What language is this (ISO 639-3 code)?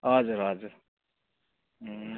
nep